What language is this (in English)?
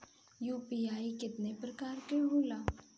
Bhojpuri